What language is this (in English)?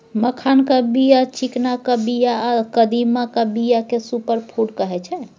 Maithili